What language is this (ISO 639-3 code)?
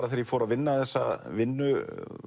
isl